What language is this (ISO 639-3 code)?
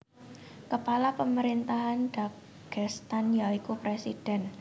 jav